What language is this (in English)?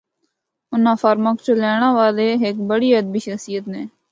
Northern Hindko